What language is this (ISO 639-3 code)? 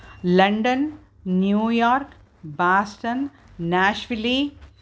san